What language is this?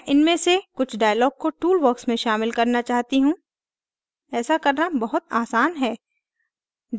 Hindi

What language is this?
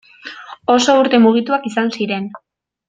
Basque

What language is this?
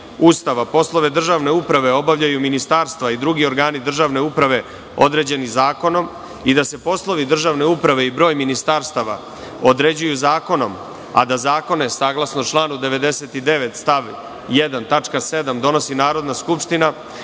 Serbian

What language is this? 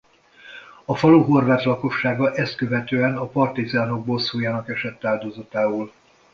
Hungarian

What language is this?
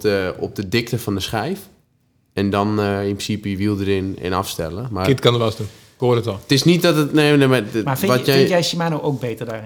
Dutch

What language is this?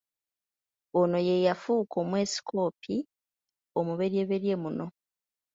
Ganda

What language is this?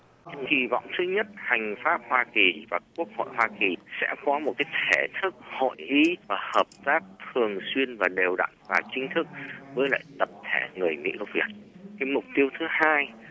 Vietnamese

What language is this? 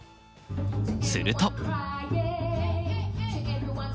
Japanese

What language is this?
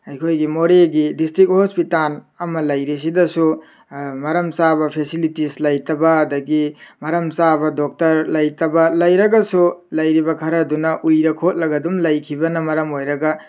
Manipuri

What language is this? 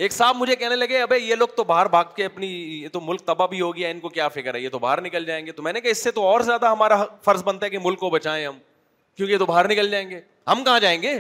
Urdu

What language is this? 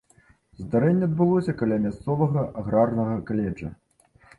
Belarusian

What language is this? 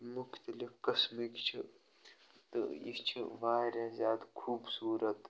Kashmiri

